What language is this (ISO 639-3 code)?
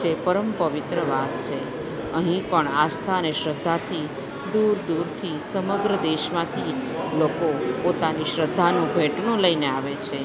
guj